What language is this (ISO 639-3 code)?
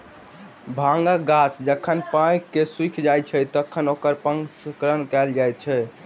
mai